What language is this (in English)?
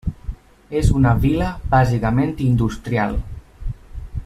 Catalan